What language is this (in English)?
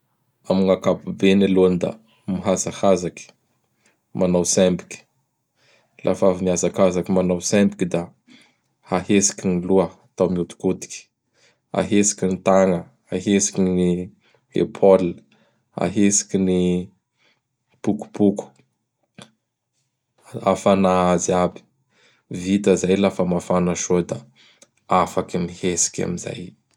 Bara Malagasy